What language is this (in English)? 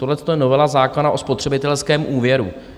Czech